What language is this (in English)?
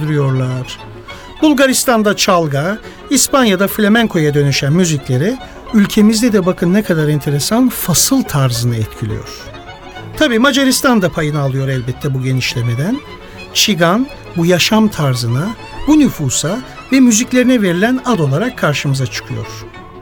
Turkish